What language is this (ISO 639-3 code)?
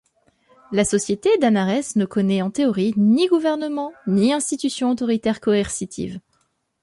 fra